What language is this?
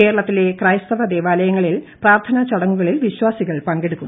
Malayalam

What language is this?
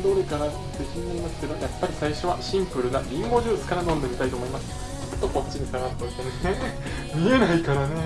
Japanese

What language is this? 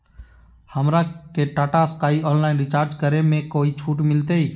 Magahi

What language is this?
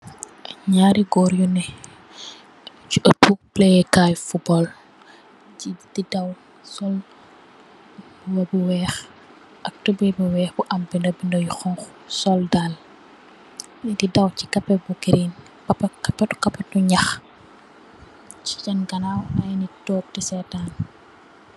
Wolof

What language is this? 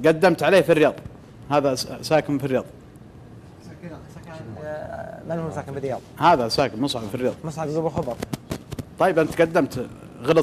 Arabic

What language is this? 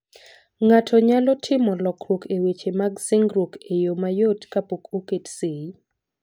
Luo (Kenya and Tanzania)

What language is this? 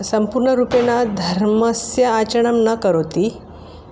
Sanskrit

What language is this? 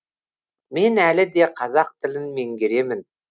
Kazakh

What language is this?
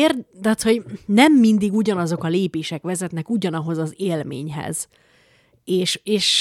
Hungarian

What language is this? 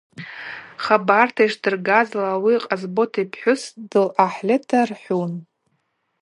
Abaza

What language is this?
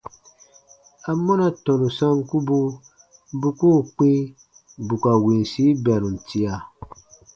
Baatonum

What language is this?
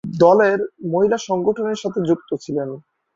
Bangla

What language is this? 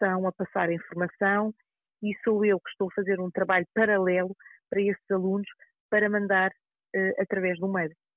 Portuguese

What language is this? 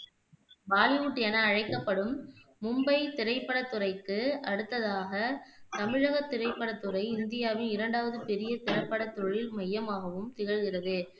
Tamil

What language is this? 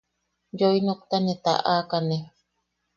Yaqui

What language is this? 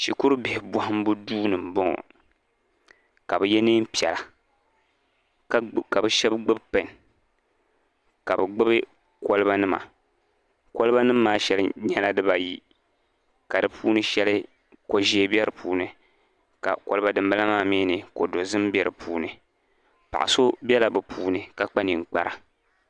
Dagbani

